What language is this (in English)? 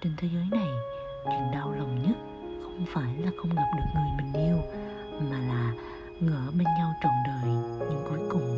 Vietnamese